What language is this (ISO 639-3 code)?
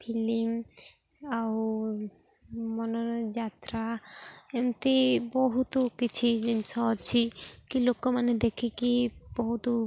ori